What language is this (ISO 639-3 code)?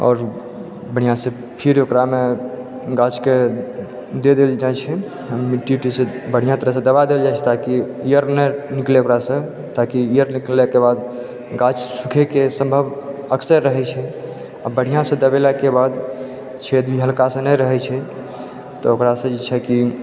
mai